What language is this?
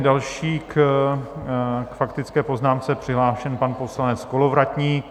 Czech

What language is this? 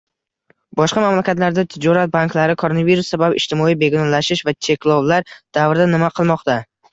Uzbek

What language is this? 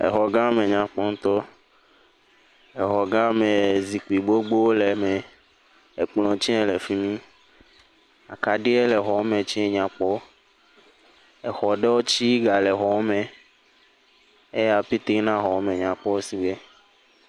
Ewe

